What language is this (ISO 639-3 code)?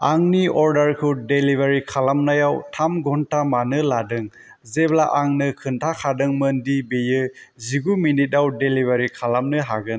brx